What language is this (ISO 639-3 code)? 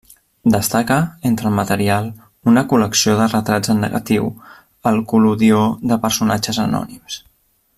cat